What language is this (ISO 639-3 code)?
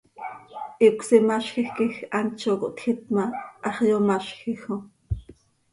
sei